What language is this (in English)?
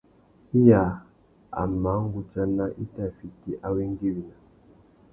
Tuki